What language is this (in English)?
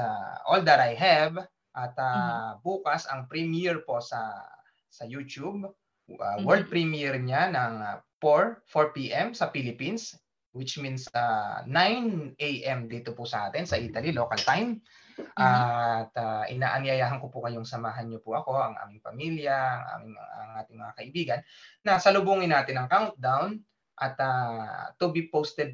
Filipino